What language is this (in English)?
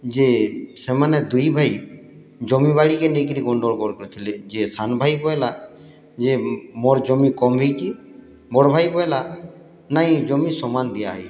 Odia